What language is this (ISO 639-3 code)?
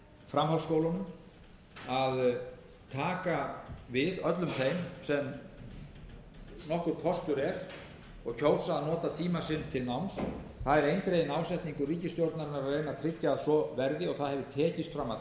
isl